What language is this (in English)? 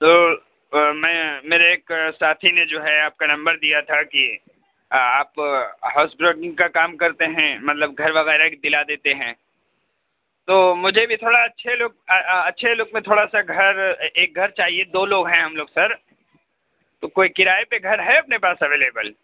Urdu